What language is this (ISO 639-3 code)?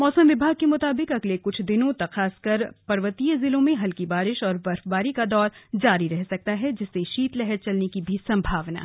hin